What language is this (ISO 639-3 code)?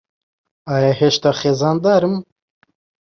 ckb